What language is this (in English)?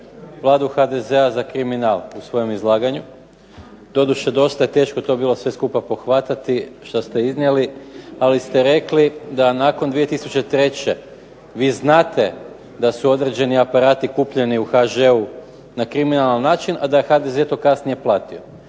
Croatian